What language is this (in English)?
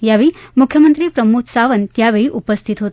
Marathi